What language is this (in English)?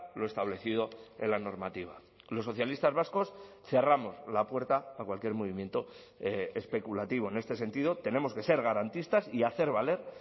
Spanish